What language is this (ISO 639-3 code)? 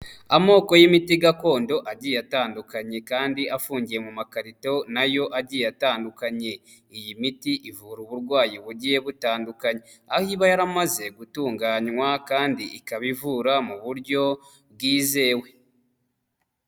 kin